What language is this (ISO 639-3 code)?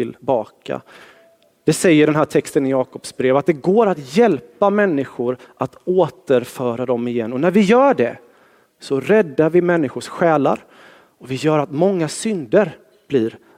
swe